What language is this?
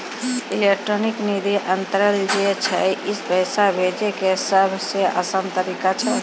Maithili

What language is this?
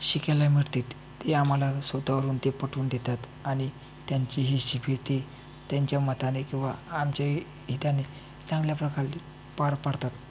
Marathi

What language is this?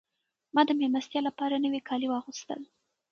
Pashto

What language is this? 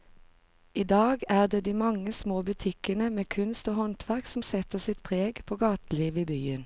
Norwegian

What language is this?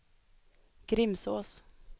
Swedish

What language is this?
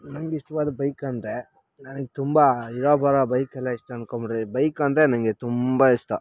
Kannada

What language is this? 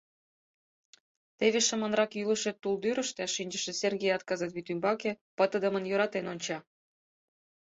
Mari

